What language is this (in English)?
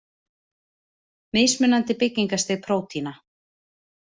Icelandic